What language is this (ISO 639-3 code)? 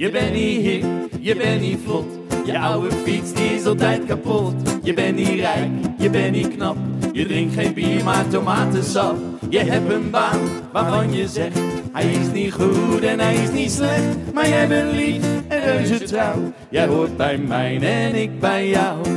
nld